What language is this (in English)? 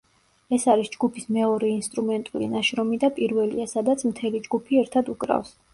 Georgian